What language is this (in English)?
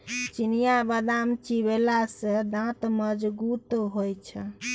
Maithili